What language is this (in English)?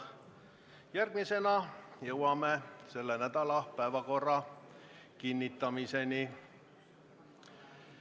Estonian